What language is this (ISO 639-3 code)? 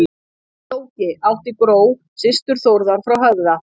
isl